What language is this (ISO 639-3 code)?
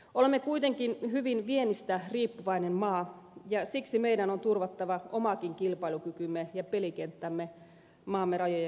fin